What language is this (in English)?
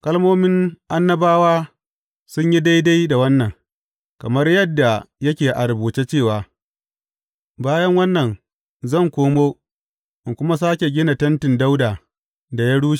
Hausa